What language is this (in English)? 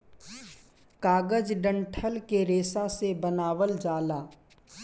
Bhojpuri